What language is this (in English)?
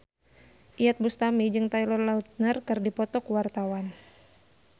Sundanese